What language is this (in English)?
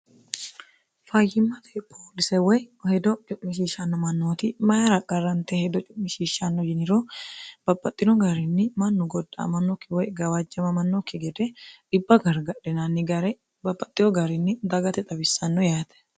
Sidamo